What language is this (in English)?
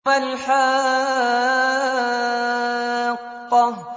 Arabic